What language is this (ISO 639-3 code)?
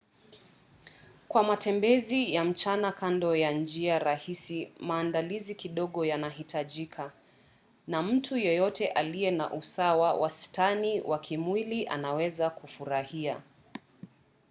swa